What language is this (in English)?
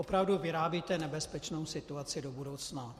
Czech